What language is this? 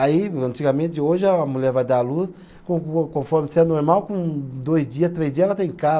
Portuguese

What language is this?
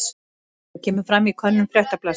Icelandic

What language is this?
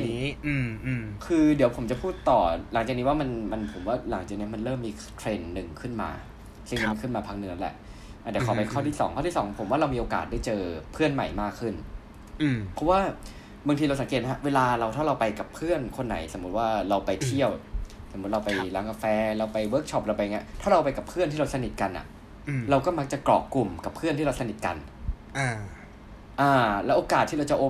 Thai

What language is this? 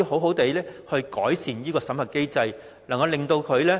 Cantonese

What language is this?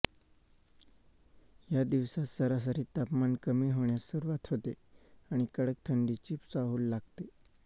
Marathi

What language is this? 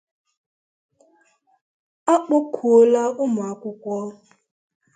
Igbo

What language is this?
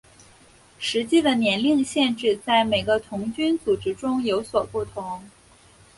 Chinese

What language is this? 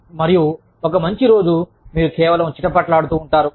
Telugu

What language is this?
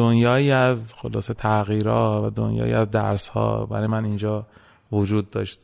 Persian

